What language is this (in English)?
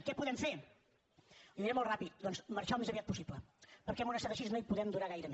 Catalan